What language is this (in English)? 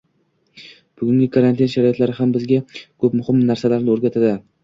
Uzbek